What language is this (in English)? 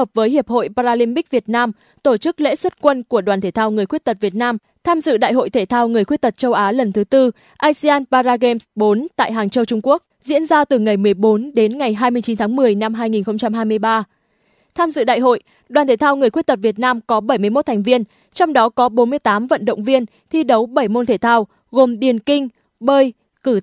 Vietnamese